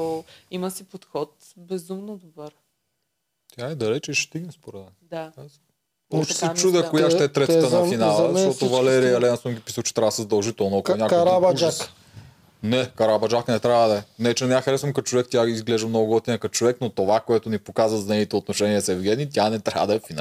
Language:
Bulgarian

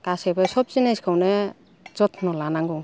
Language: Bodo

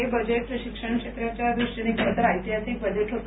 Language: Marathi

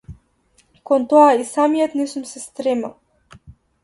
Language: Macedonian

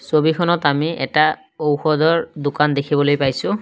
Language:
Assamese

